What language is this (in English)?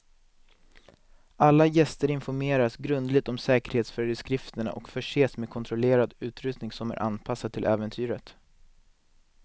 Swedish